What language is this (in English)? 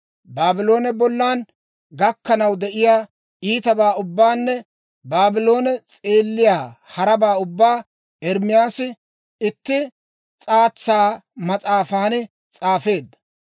Dawro